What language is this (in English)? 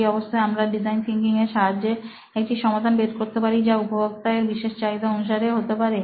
Bangla